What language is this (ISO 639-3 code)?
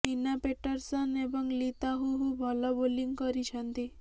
ori